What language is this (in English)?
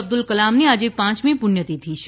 Gujarati